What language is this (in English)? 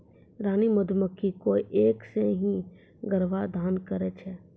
Maithili